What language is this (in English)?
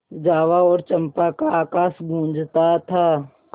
Hindi